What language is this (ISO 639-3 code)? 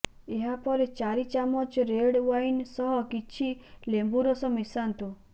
ori